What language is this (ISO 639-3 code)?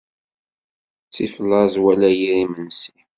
kab